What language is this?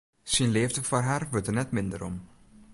Western Frisian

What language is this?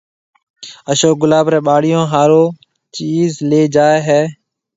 Marwari (Pakistan)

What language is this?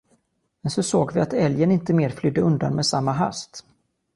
Swedish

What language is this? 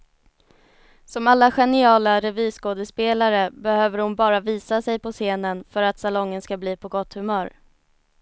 Swedish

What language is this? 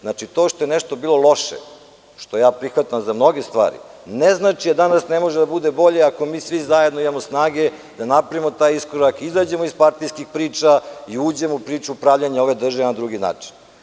Serbian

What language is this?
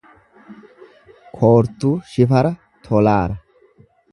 Oromo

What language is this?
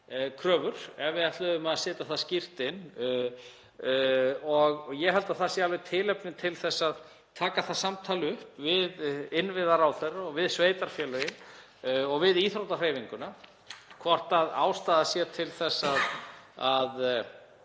Icelandic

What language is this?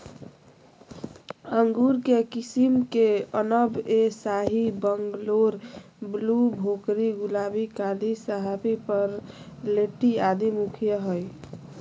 Magahi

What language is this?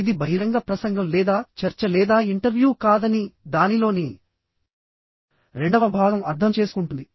Telugu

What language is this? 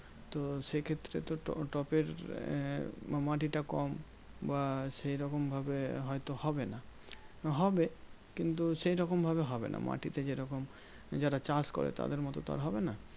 Bangla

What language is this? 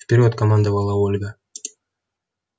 Russian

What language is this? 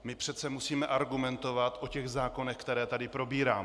Czech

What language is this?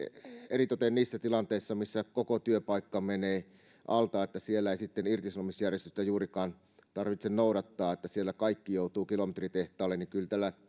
Finnish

